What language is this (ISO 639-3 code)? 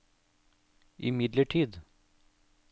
nor